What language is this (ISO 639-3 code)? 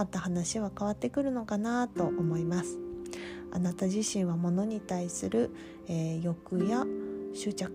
jpn